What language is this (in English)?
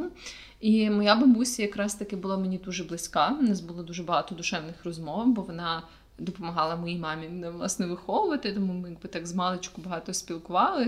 Ukrainian